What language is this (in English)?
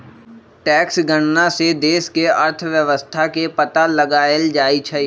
Magahi